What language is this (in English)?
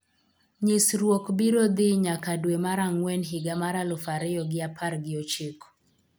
Luo (Kenya and Tanzania)